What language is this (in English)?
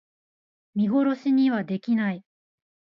Japanese